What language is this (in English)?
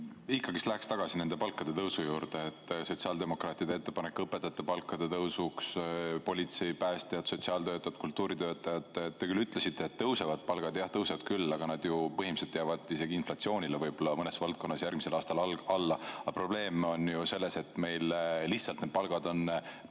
Estonian